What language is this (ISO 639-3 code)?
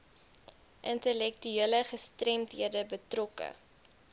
afr